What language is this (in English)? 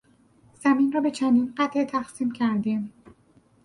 Persian